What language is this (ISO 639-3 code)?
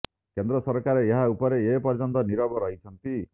ori